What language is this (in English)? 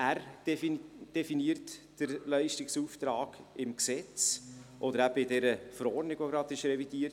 Swiss German